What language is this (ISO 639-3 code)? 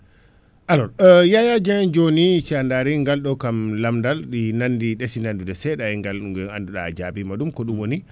ful